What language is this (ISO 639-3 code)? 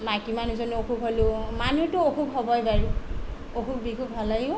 asm